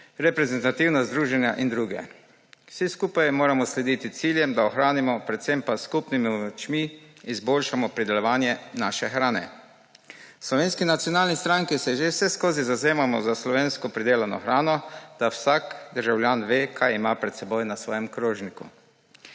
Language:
Slovenian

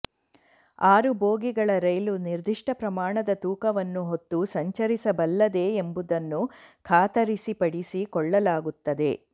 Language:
Kannada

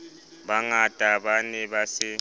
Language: Southern Sotho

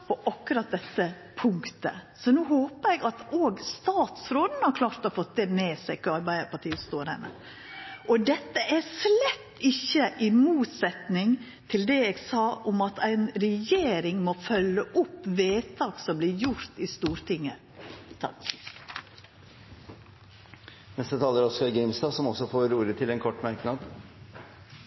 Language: Norwegian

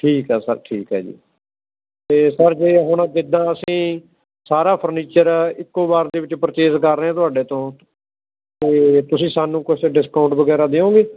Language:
Punjabi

